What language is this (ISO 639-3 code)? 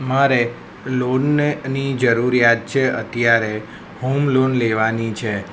guj